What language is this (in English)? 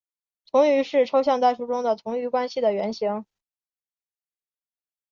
Chinese